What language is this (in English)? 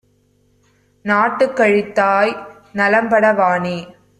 Tamil